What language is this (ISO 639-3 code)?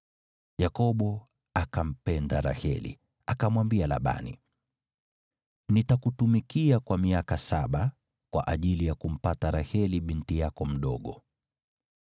swa